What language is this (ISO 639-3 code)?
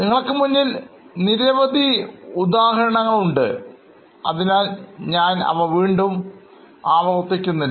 mal